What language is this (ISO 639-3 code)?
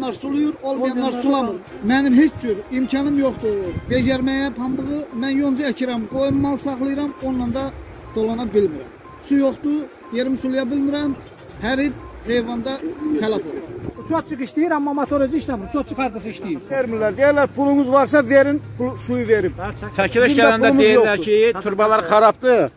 tur